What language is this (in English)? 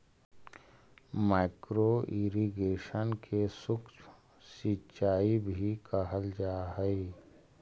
Magahi